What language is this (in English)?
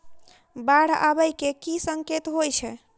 Maithili